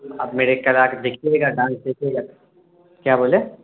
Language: Urdu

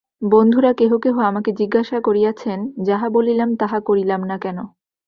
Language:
Bangla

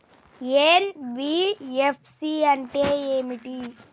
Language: Telugu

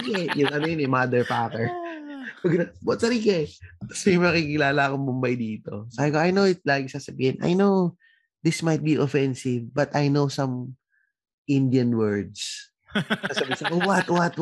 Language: Filipino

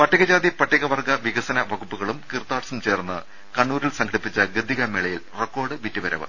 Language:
Malayalam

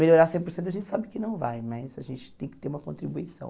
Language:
Portuguese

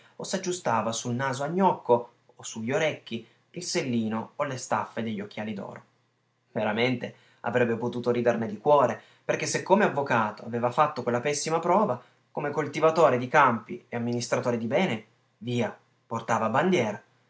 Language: Italian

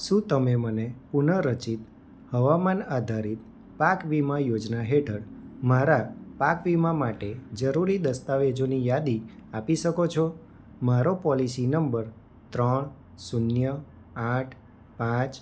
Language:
Gujarati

